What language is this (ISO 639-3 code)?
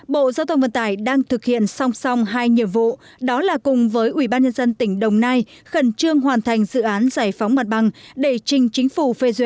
vie